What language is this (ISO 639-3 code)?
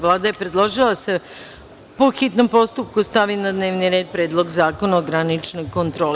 srp